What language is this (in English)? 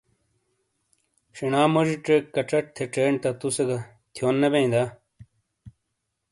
Shina